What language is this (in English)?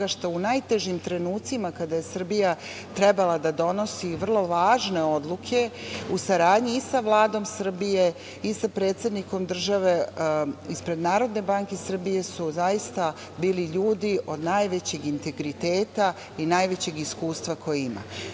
Serbian